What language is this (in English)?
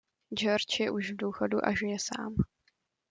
Czech